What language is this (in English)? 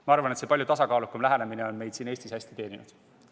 Estonian